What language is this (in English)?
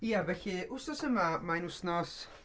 Welsh